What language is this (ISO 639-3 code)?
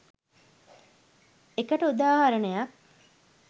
sin